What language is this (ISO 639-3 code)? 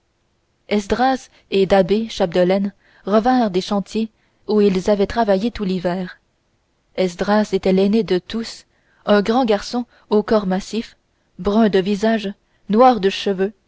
fra